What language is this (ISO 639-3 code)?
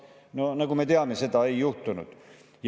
est